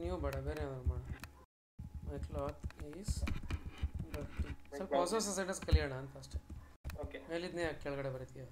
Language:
Kannada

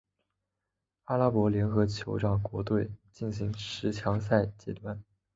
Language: Chinese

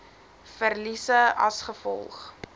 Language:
Afrikaans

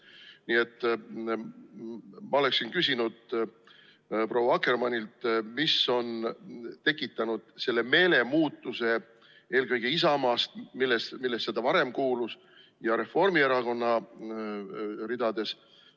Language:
Estonian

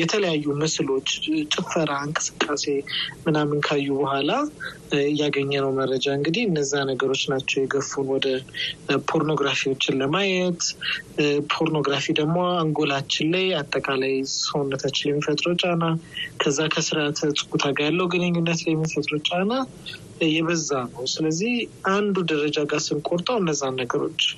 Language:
Amharic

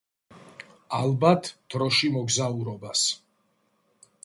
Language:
Georgian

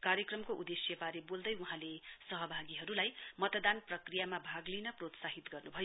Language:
Nepali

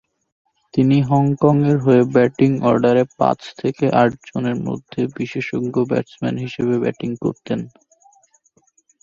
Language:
Bangla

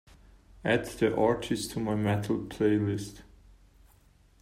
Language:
English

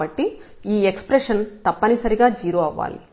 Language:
Telugu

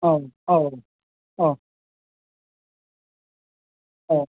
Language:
Bodo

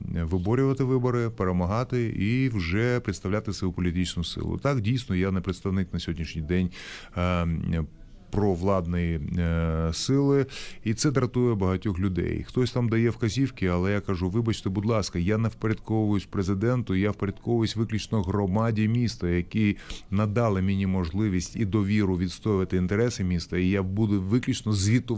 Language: Ukrainian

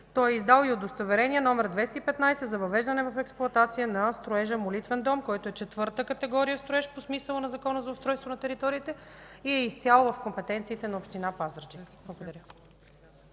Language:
Bulgarian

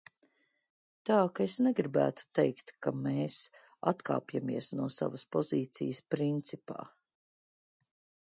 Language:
Latvian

